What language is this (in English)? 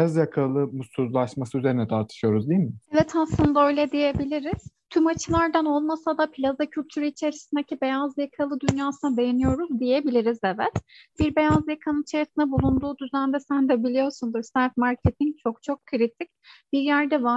Turkish